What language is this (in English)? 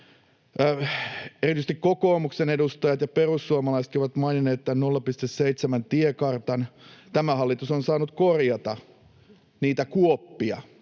Finnish